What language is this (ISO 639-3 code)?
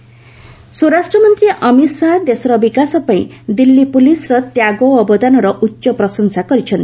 ori